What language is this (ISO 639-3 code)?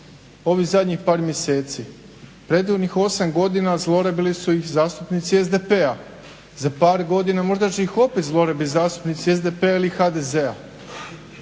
hrv